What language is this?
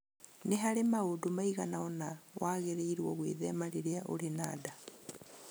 Kikuyu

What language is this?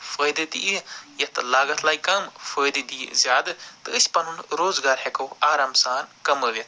Kashmiri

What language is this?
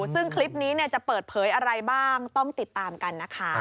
Thai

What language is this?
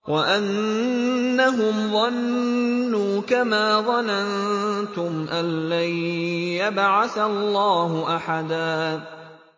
Arabic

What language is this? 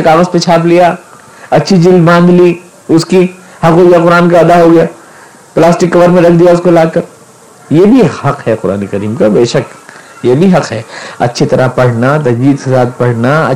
Urdu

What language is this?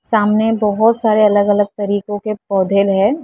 Hindi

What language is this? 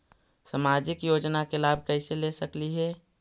Magahi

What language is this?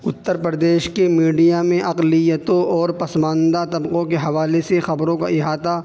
Urdu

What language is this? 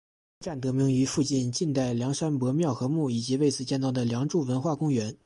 Chinese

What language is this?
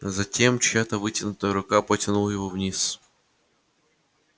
Russian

